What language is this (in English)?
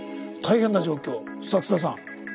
Japanese